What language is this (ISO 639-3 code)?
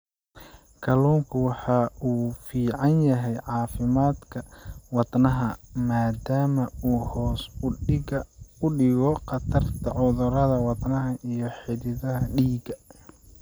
som